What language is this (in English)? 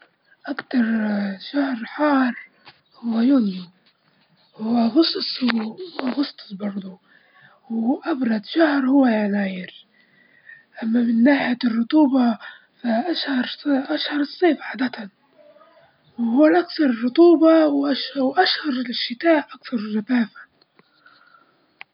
Libyan Arabic